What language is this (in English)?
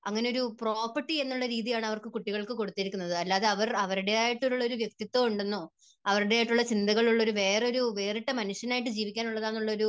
Malayalam